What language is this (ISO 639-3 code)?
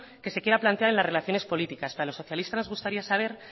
spa